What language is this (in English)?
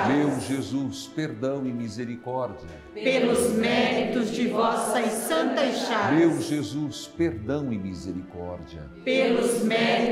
Portuguese